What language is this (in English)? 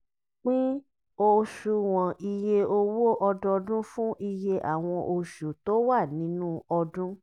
Yoruba